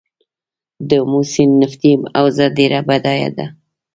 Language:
Pashto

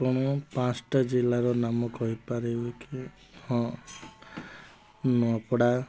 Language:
Odia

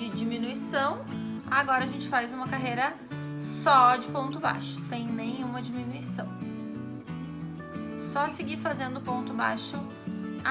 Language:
Portuguese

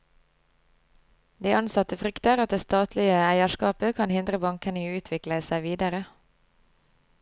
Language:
Norwegian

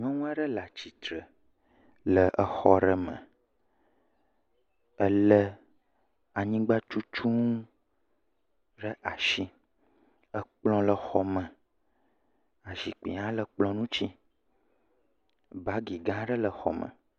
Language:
Ewe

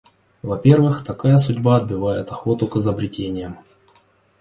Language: Russian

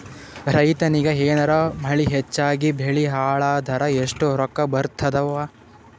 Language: Kannada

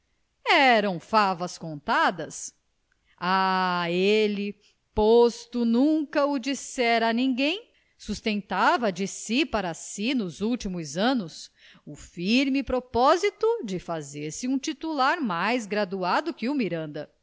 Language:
Portuguese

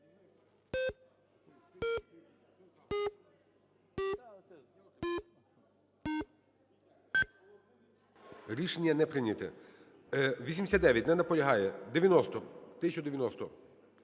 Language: Ukrainian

